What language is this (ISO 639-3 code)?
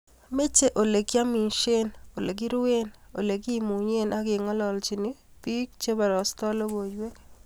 kln